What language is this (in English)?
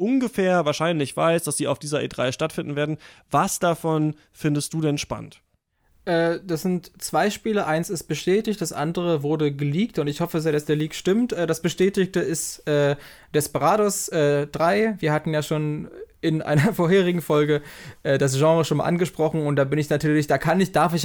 German